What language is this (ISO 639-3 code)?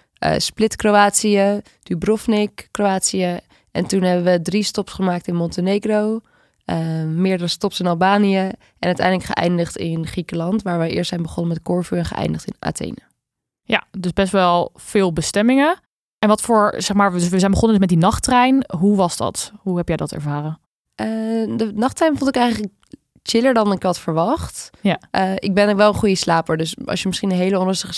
nld